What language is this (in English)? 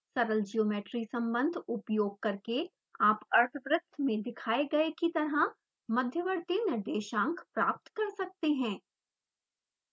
Hindi